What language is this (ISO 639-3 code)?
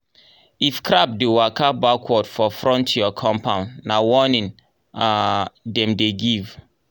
pcm